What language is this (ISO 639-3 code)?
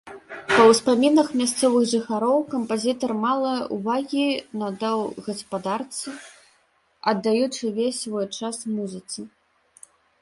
bel